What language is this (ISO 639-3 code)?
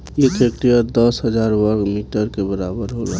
bho